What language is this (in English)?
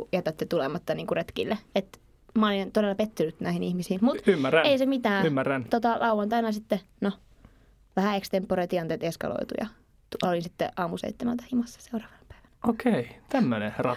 Finnish